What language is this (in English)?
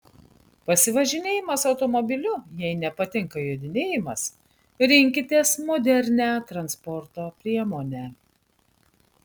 Lithuanian